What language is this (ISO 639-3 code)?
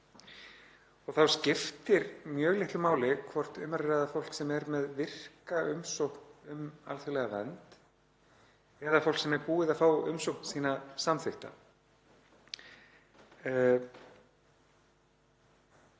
isl